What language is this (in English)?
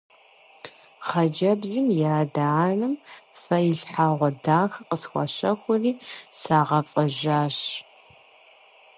Kabardian